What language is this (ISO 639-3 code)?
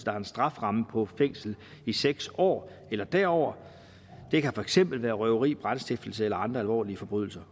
dan